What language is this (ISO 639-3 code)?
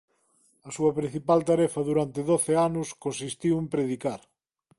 glg